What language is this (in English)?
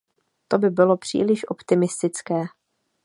Czech